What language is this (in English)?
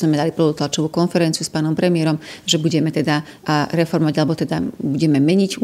Slovak